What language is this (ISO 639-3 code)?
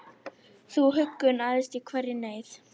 isl